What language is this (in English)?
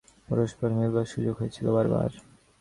Bangla